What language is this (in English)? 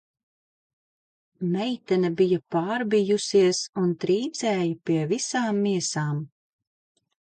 Latvian